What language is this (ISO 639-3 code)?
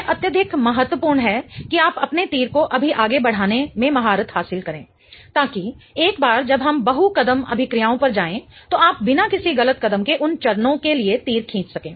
hin